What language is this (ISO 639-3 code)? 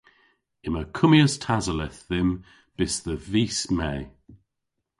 cor